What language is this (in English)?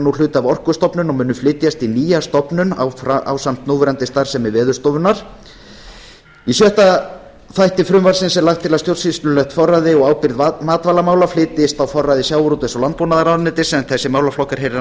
Icelandic